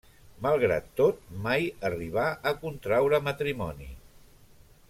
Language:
Catalan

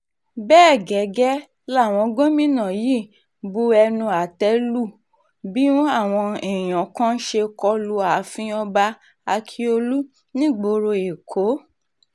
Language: Yoruba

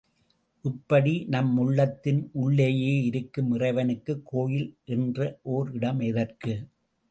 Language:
Tamil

